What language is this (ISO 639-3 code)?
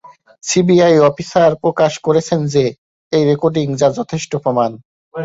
ben